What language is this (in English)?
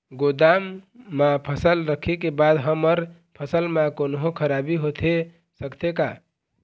Chhattisgarhi